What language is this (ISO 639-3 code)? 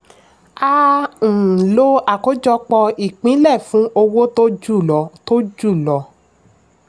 yor